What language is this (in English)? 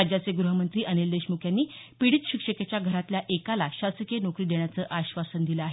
Marathi